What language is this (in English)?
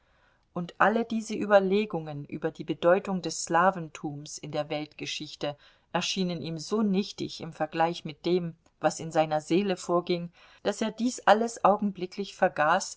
German